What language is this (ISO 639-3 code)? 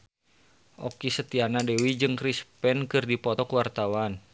sun